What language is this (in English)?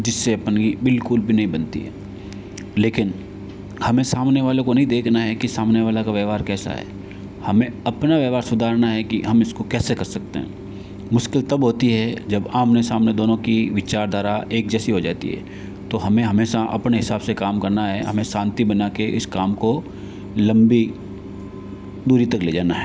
Hindi